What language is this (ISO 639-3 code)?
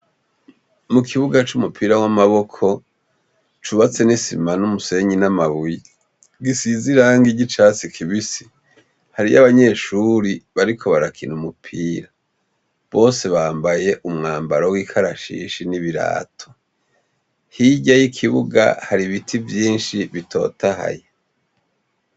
run